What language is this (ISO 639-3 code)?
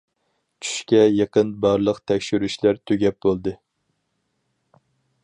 uig